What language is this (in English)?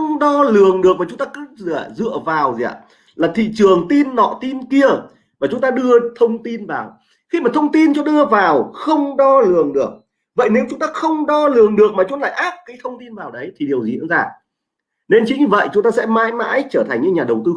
Vietnamese